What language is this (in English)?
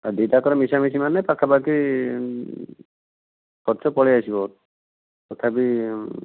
Odia